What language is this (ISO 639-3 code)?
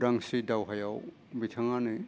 brx